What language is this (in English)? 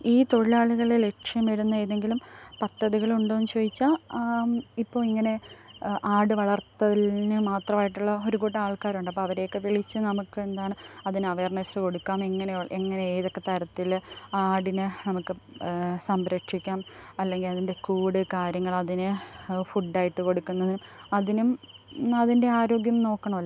Malayalam